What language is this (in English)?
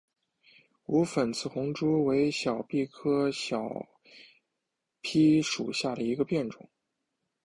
Chinese